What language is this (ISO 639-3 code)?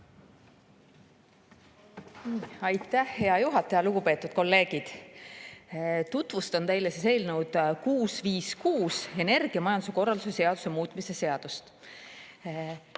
est